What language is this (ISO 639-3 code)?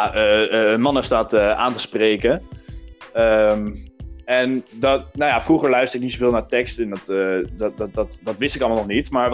nld